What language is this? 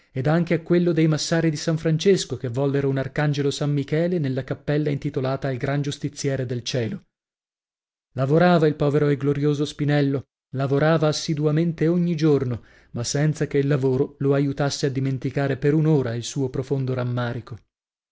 Italian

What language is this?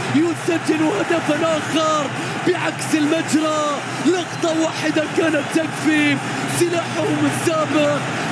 Arabic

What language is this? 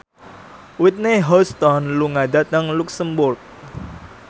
Javanese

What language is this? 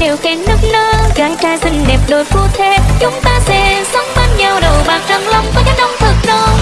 Vietnamese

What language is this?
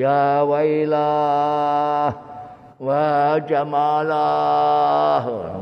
Indonesian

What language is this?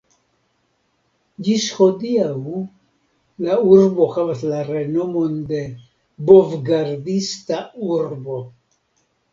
Esperanto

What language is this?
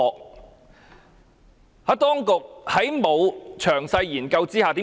Cantonese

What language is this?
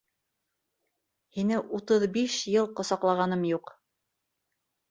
Bashkir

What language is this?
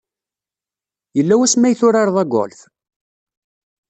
Kabyle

